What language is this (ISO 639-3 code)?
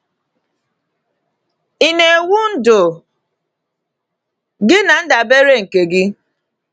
ibo